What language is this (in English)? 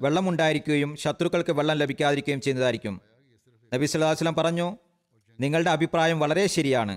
Malayalam